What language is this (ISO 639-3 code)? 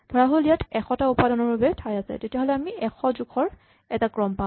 asm